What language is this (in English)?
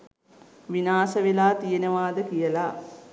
Sinhala